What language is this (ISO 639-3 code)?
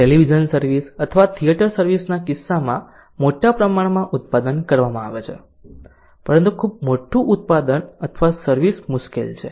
guj